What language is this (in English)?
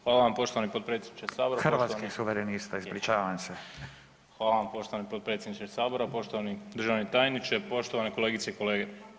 Croatian